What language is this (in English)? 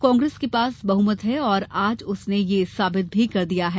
Hindi